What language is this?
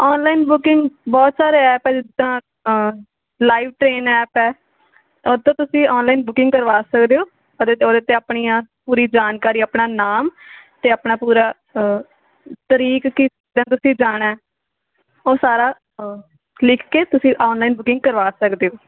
Punjabi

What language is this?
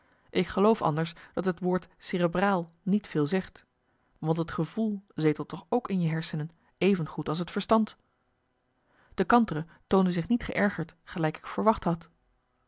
Dutch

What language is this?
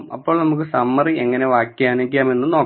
Malayalam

